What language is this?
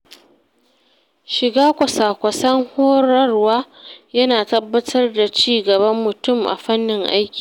Hausa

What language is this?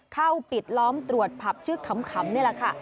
Thai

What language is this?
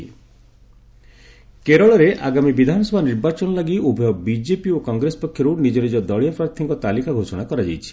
Odia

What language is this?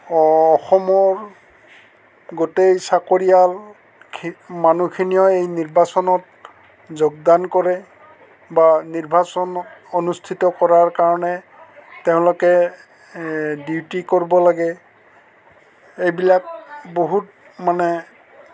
Assamese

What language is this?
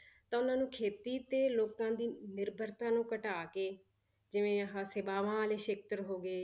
Punjabi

